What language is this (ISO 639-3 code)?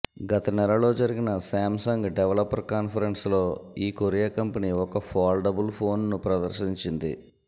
tel